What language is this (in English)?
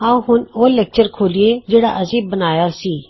Punjabi